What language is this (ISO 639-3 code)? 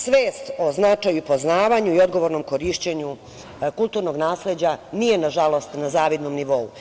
srp